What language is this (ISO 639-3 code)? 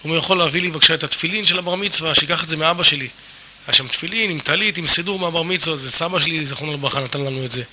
heb